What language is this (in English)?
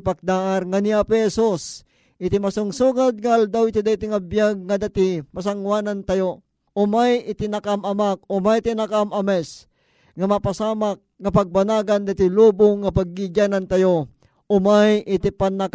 Filipino